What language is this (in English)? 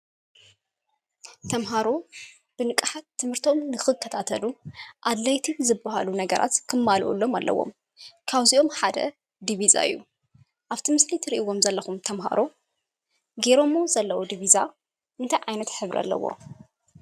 Tigrinya